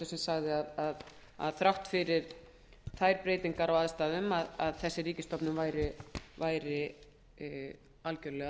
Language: Icelandic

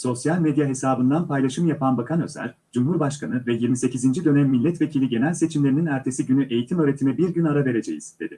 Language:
Turkish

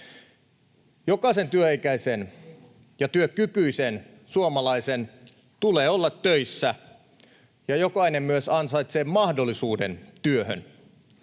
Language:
Finnish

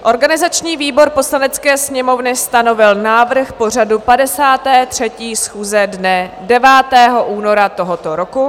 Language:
Czech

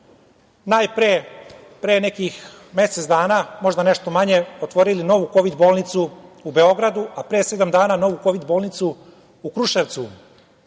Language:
Serbian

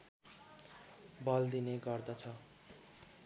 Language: Nepali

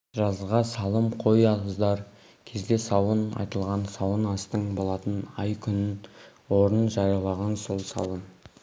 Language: Kazakh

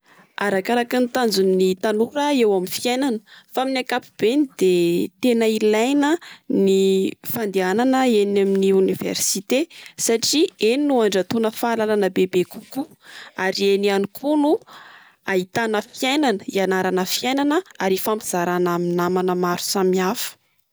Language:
Malagasy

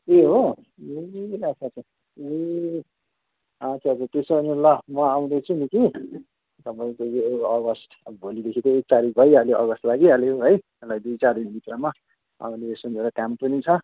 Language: Nepali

